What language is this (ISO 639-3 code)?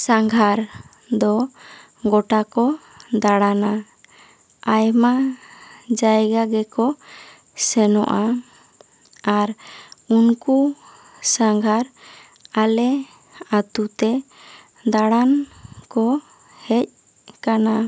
sat